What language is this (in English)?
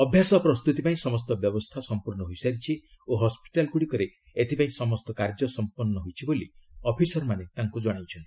Odia